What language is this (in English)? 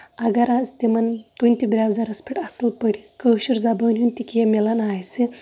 Kashmiri